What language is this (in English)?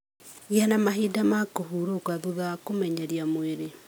Kikuyu